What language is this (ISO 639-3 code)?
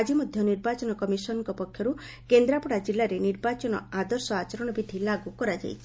ori